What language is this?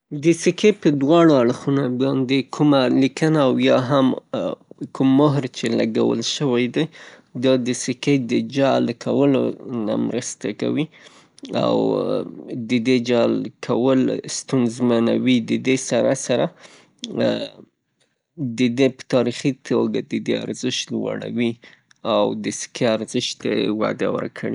Pashto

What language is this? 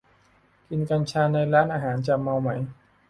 Thai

